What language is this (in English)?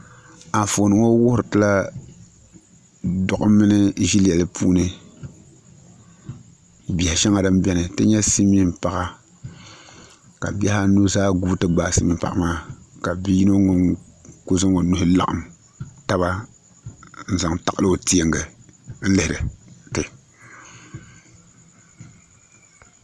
Dagbani